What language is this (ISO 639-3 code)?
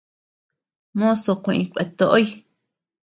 cux